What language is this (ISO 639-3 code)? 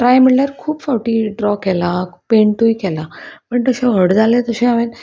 kok